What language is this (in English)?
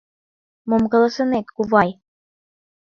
Mari